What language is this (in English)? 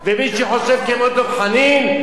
Hebrew